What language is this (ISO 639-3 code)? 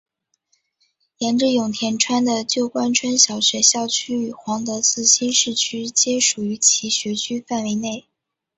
zho